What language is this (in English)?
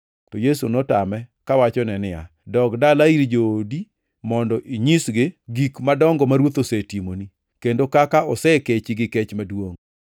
Luo (Kenya and Tanzania)